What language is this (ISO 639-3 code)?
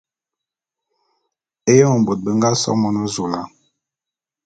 bum